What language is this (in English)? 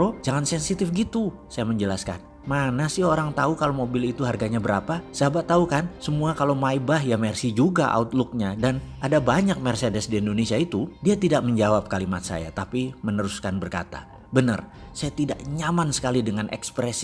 Indonesian